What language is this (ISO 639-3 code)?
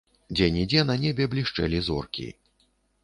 bel